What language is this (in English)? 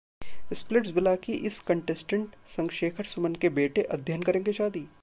Hindi